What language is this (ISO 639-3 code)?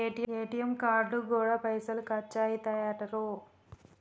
tel